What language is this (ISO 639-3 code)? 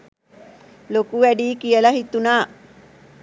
sin